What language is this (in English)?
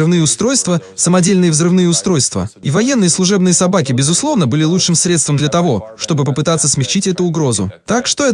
Russian